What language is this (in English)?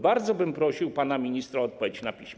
Polish